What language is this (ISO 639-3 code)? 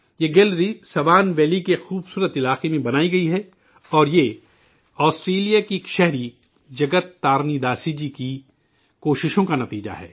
urd